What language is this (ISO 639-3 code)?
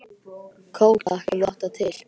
isl